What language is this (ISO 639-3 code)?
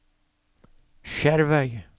nor